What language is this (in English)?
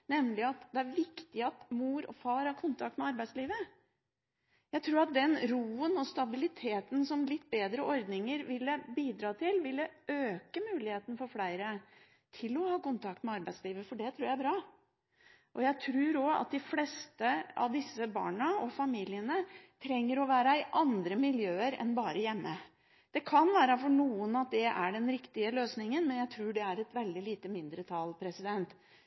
Norwegian Bokmål